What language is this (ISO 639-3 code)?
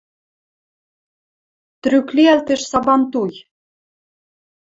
mrj